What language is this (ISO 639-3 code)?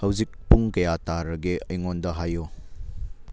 mni